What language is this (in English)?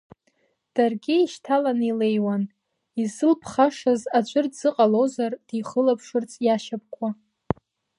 Abkhazian